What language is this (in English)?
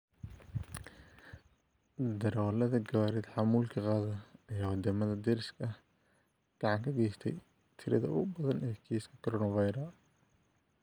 Somali